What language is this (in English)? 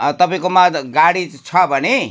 Nepali